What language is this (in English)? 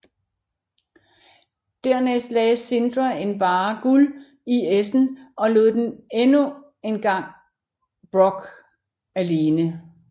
Danish